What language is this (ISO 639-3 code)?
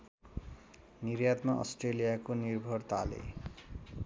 nep